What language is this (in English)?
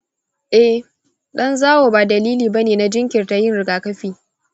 Hausa